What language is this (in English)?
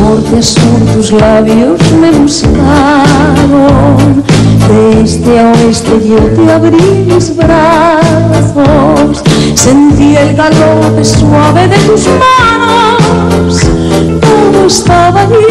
Greek